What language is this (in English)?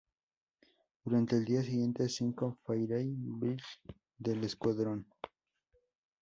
Spanish